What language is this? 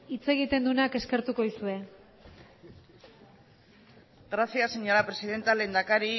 Basque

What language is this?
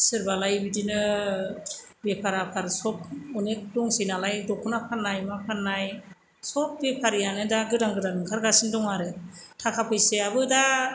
Bodo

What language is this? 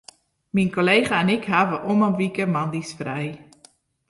Western Frisian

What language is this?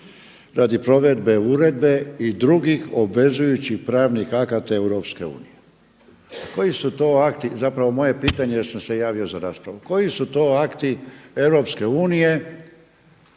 Croatian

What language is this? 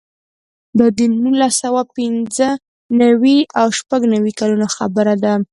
Pashto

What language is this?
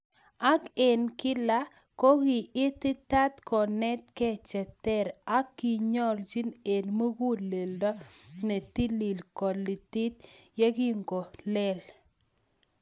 Kalenjin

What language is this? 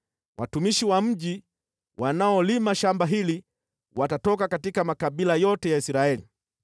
Swahili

